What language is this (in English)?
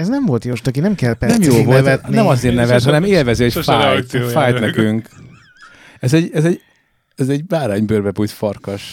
Hungarian